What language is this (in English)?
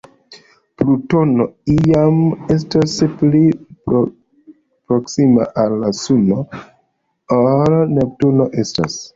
Esperanto